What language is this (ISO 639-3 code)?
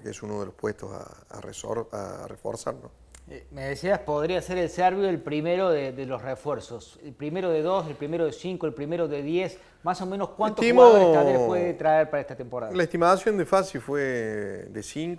spa